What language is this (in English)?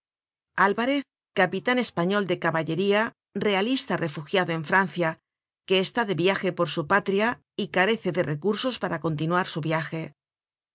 Spanish